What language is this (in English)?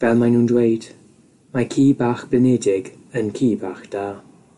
Welsh